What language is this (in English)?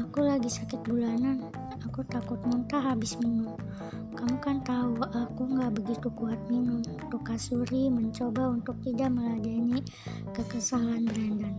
Indonesian